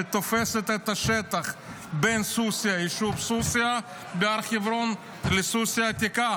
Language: Hebrew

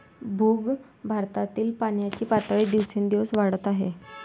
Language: Marathi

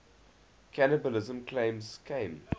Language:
English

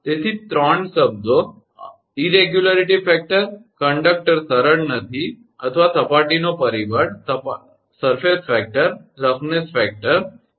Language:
Gujarati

